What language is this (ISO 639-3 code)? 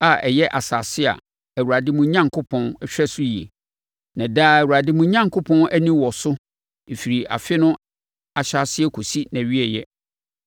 aka